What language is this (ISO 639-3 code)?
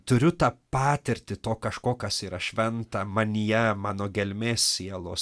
lit